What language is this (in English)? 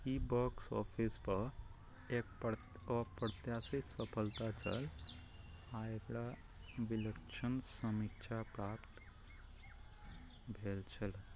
Maithili